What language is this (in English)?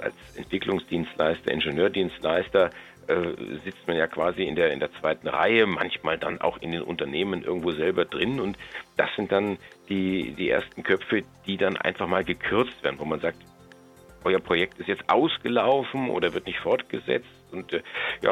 German